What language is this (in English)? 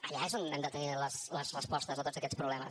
Catalan